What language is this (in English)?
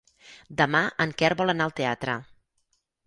Catalan